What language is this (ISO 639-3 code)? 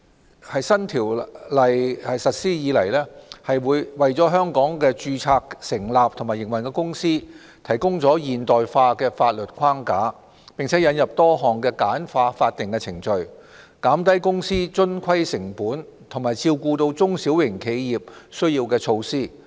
yue